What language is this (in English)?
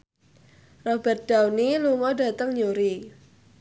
Javanese